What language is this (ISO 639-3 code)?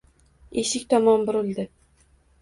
uzb